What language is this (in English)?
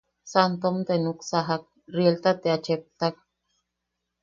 Yaqui